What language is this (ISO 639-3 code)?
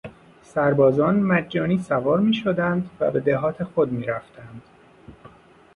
fas